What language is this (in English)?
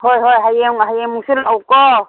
Manipuri